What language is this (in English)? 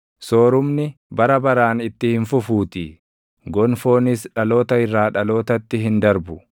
Oromo